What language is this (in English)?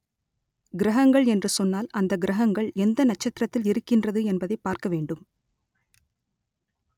Tamil